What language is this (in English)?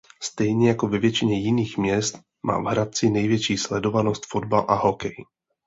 Czech